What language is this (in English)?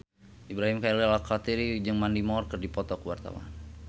Sundanese